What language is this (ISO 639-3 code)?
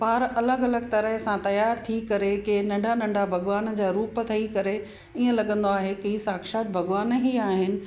snd